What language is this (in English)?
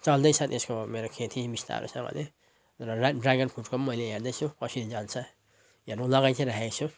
Nepali